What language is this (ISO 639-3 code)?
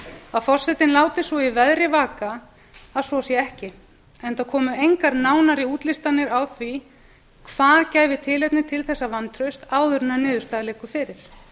isl